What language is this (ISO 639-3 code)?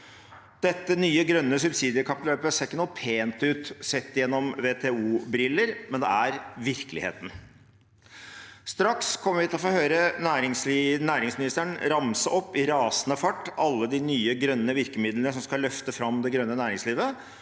nor